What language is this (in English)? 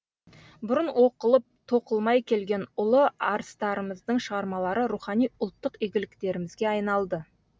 Kazakh